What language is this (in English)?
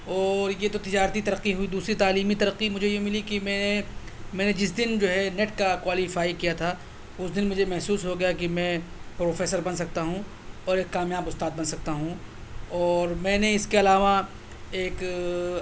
Urdu